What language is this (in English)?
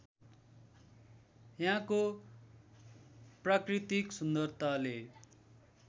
Nepali